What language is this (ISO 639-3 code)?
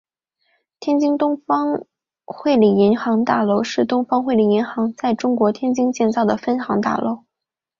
zho